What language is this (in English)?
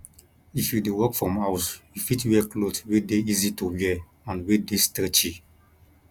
Nigerian Pidgin